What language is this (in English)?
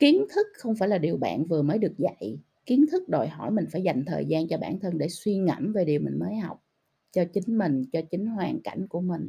Vietnamese